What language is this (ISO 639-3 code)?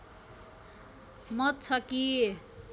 nep